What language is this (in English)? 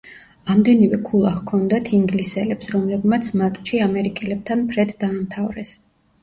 Georgian